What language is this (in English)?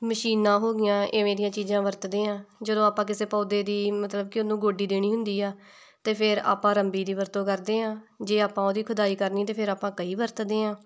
Punjabi